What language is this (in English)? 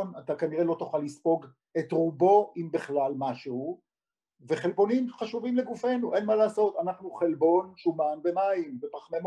Hebrew